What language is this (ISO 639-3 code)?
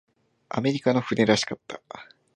jpn